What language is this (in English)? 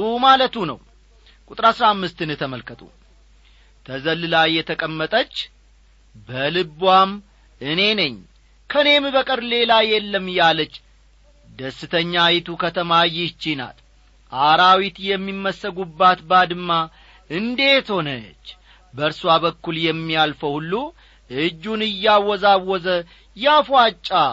Amharic